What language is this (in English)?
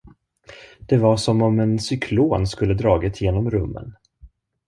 Swedish